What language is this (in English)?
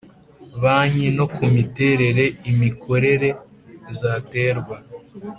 Kinyarwanda